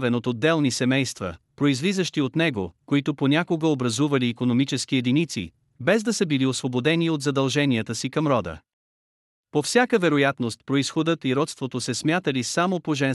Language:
Bulgarian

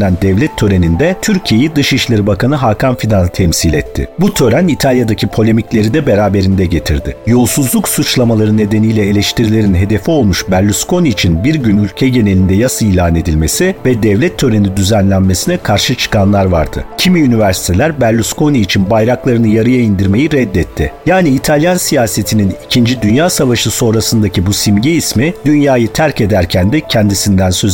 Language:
Turkish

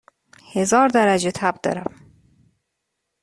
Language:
Persian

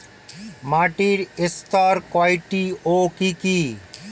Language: Bangla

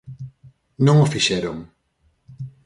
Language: Galician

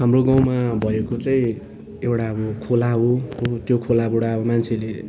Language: Nepali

